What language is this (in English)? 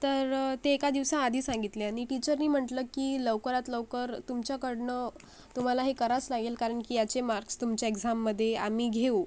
Marathi